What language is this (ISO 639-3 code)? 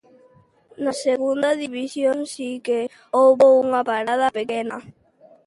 glg